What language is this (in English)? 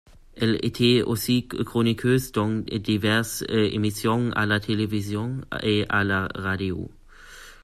French